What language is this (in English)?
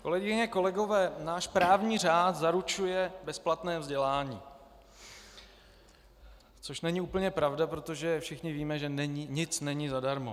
Czech